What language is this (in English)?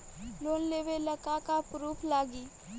Bhojpuri